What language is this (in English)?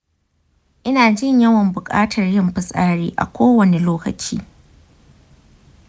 Hausa